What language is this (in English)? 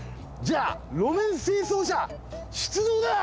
Japanese